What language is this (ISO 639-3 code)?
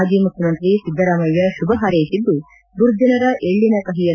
kan